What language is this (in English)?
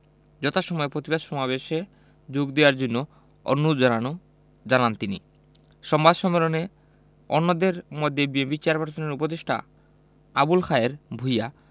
Bangla